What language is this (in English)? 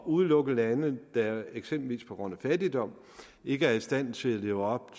Danish